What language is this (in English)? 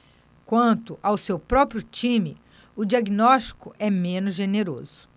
Portuguese